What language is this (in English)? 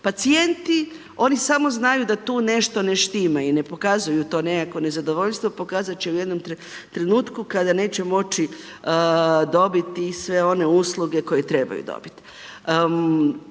Croatian